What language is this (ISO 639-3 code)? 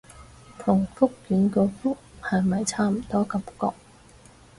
yue